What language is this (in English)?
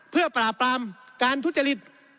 Thai